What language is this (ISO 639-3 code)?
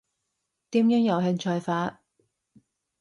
yue